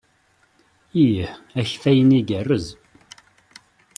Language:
Kabyle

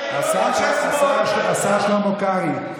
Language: Hebrew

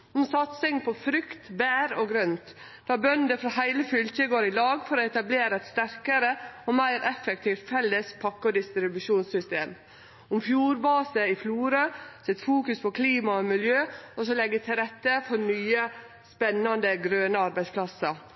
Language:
Norwegian Nynorsk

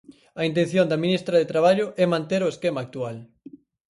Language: Galician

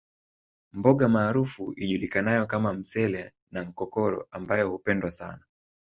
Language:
Swahili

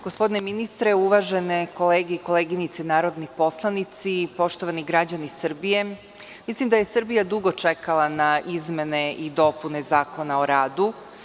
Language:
Serbian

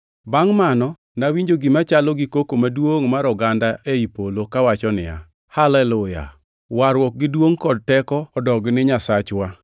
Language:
Luo (Kenya and Tanzania)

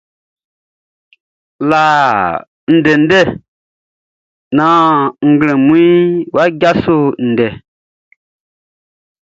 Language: Baoulé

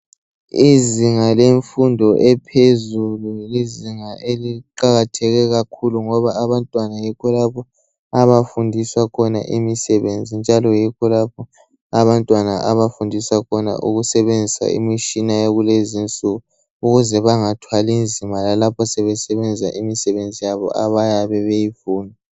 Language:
North Ndebele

